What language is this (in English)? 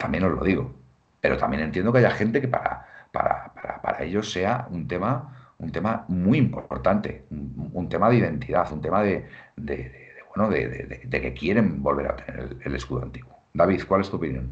Spanish